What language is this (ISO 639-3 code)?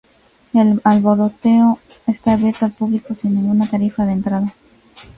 spa